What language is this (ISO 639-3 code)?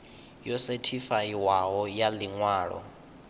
ven